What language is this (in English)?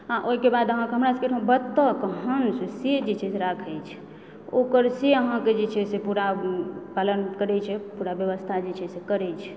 Maithili